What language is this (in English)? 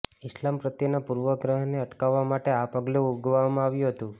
Gujarati